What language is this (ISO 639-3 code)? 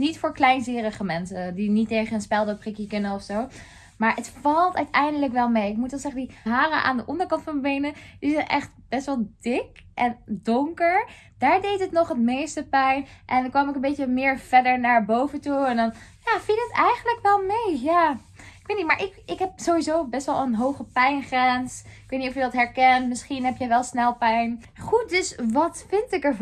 nld